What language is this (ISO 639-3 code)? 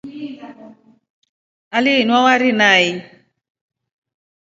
rof